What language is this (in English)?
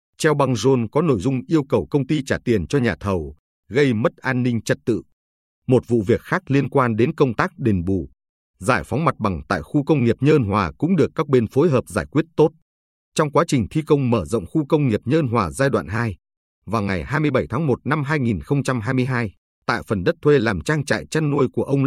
Vietnamese